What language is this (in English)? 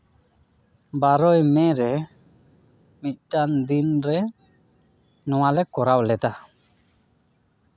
Santali